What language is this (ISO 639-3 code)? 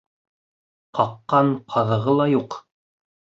bak